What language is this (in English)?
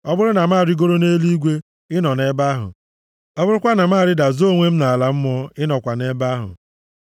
Igbo